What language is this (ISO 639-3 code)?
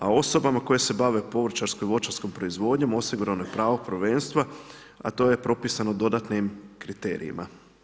hrv